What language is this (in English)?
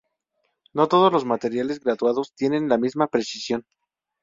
Spanish